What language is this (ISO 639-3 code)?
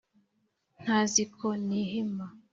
kin